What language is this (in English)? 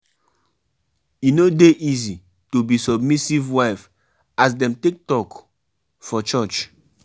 Nigerian Pidgin